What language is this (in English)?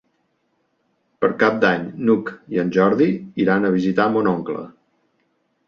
Catalan